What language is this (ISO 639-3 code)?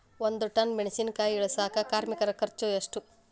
kan